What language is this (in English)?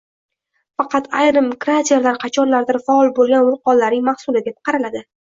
Uzbek